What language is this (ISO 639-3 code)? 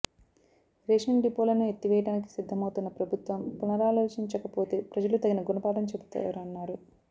tel